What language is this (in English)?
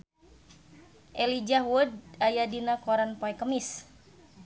Sundanese